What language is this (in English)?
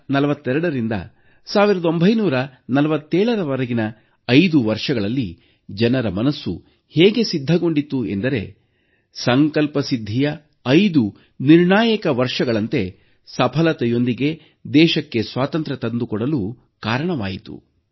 Kannada